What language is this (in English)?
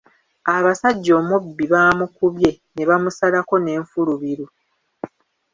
Ganda